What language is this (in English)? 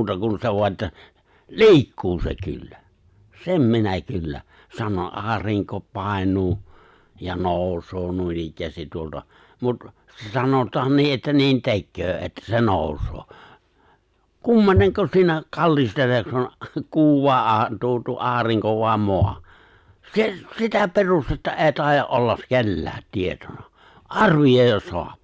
Finnish